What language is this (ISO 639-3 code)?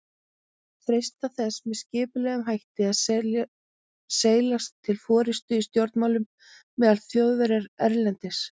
isl